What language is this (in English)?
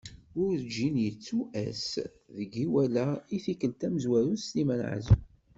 Kabyle